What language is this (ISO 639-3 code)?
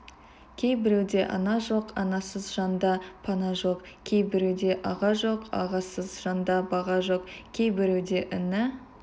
kaz